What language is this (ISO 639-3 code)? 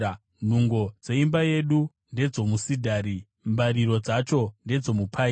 sna